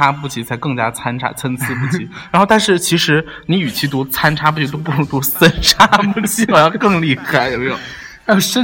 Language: Chinese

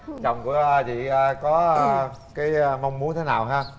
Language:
Vietnamese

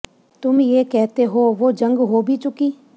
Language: Punjabi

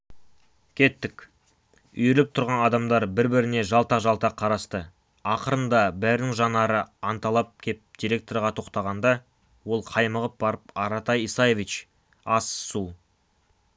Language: Kazakh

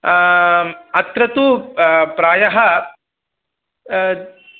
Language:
Sanskrit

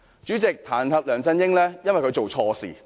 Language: Cantonese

